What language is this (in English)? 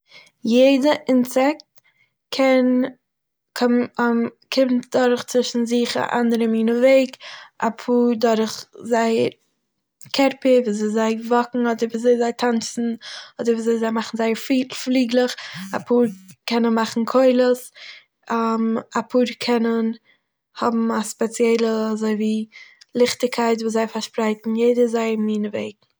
Yiddish